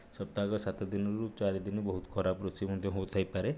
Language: Odia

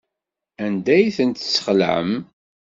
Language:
Kabyle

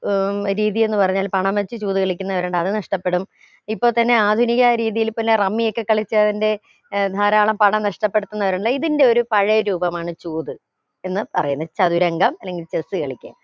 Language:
Malayalam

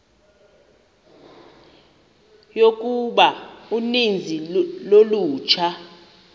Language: Xhosa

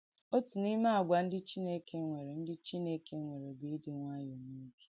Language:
Igbo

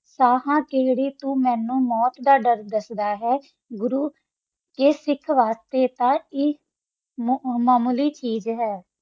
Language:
Punjabi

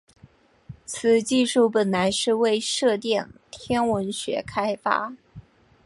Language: Chinese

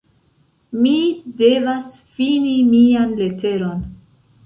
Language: Esperanto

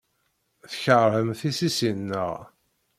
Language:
Kabyle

